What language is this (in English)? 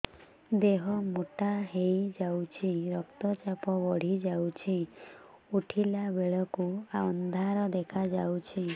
Odia